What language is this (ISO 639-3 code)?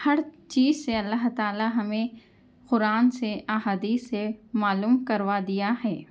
urd